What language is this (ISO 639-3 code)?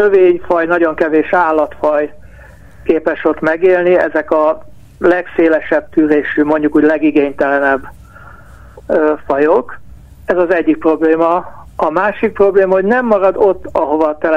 hun